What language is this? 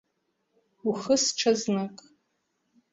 Abkhazian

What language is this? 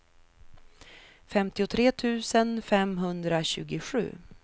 Swedish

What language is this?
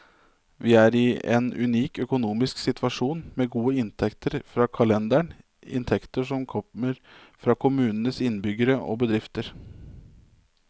Norwegian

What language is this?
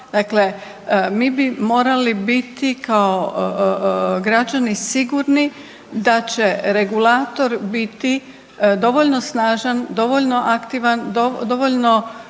Croatian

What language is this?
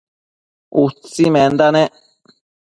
Matsés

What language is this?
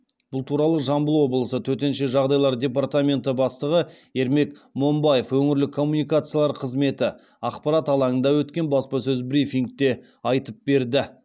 Kazakh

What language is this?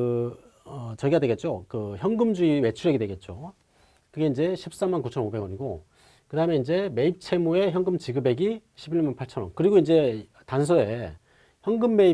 Korean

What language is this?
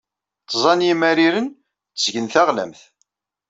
Kabyle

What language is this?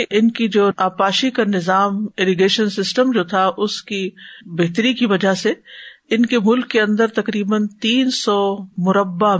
Urdu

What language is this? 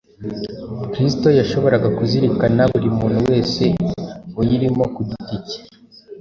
Kinyarwanda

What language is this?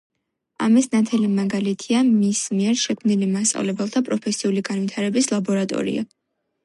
Georgian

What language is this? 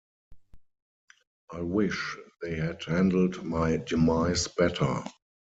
English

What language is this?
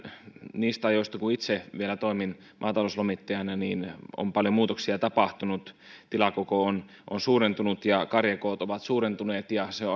Finnish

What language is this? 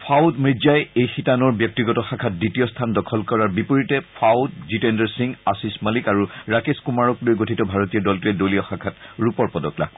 Assamese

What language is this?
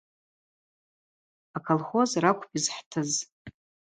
Abaza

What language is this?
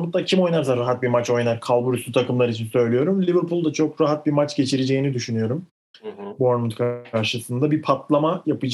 Turkish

